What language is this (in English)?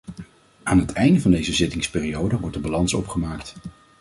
Dutch